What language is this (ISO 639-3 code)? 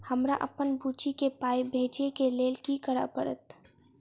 mai